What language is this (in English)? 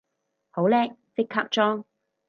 Cantonese